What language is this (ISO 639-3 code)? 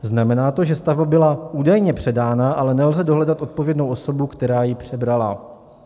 ces